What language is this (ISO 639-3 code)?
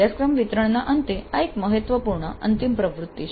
guj